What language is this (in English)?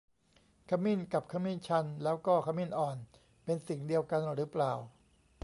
Thai